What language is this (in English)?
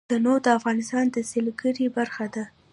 Pashto